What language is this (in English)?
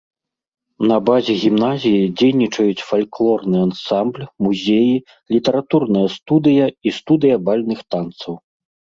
Belarusian